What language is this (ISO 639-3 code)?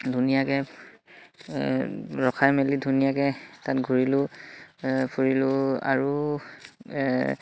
asm